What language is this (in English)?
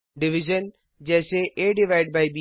Hindi